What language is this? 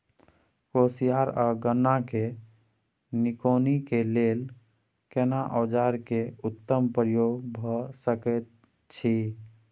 Maithili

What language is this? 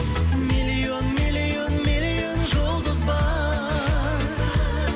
Kazakh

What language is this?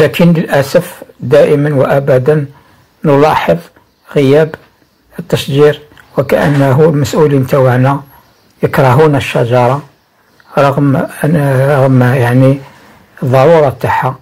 Arabic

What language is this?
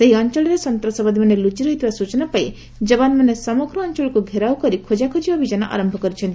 Odia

